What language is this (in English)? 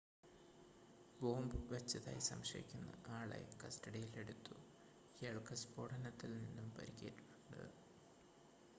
Malayalam